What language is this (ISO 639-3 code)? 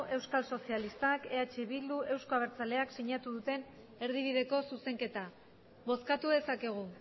eus